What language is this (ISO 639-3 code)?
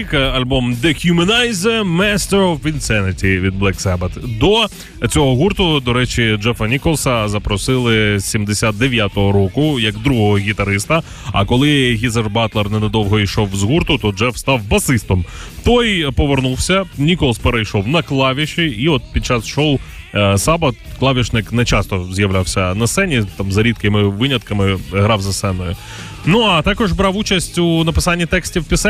ukr